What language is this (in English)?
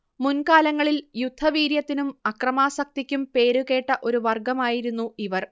Malayalam